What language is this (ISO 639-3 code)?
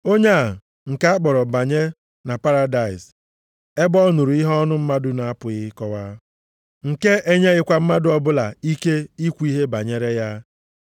ibo